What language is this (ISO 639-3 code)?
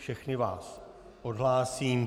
ces